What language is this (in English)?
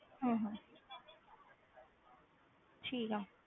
Punjabi